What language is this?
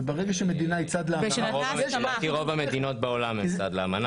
Hebrew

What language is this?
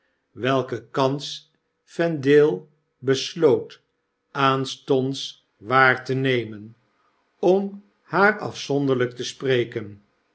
Dutch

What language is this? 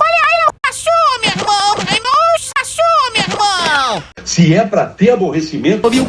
Portuguese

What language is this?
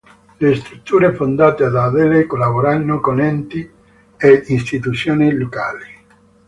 Italian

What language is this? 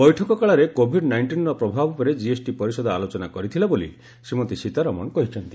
Odia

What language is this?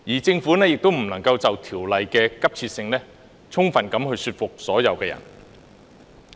Cantonese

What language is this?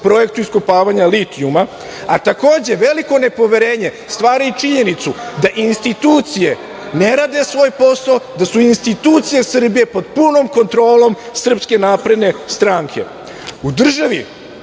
Serbian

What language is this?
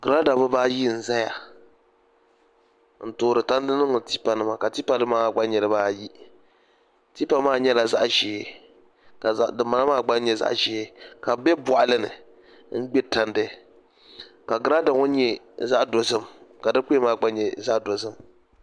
Dagbani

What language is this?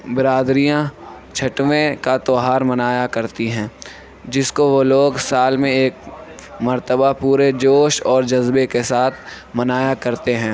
Urdu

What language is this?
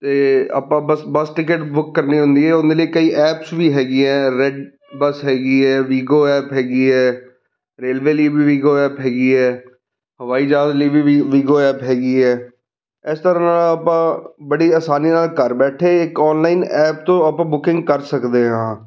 Punjabi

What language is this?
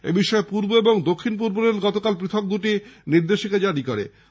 Bangla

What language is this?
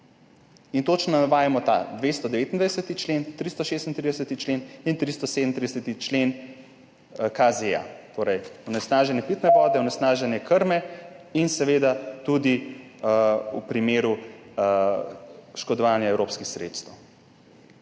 Slovenian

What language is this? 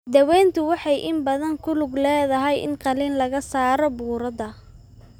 Somali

